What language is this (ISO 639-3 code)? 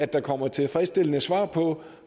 dan